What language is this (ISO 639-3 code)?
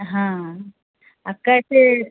mai